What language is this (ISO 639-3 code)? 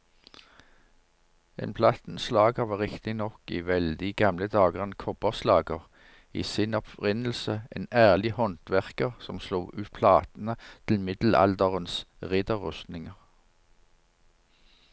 nor